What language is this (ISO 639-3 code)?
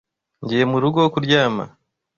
kin